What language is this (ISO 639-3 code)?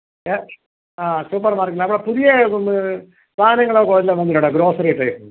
mal